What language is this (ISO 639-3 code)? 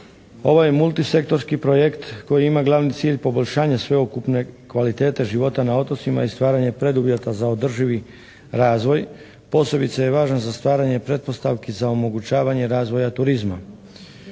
hrv